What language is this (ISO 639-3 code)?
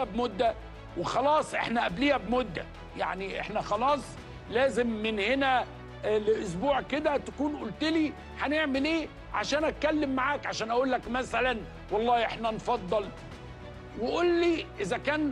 ara